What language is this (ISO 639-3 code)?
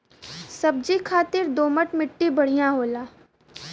bho